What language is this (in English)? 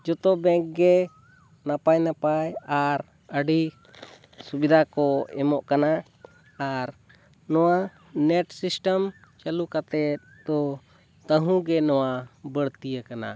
Santali